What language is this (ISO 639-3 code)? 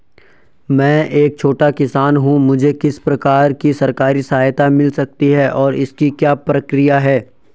hin